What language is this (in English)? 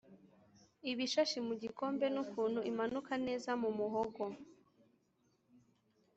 Kinyarwanda